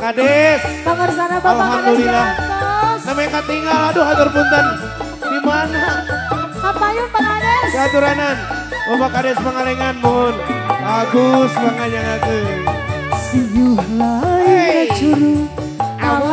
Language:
Indonesian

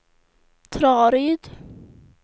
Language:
Swedish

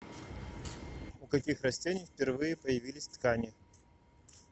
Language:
Russian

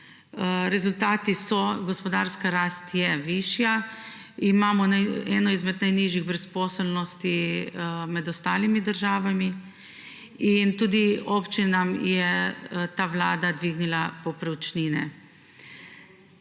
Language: Slovenian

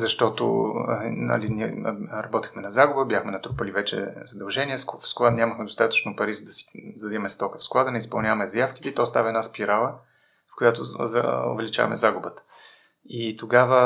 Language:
Bulgarian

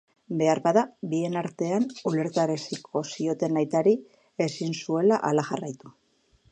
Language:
Basque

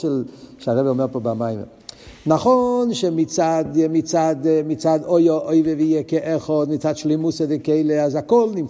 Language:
Hebrew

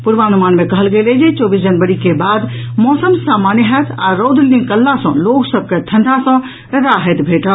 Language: Maithili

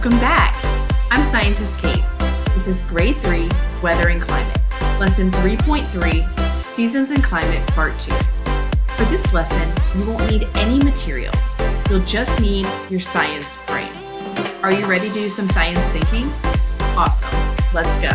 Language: English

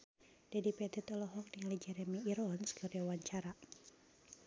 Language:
Sundanese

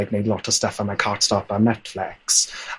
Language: Welsh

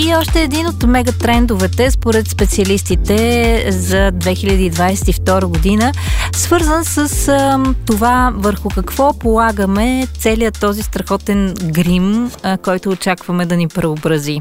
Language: Bulgarian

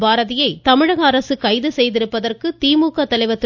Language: Tamil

